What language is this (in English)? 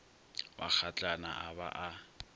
Northern Sotho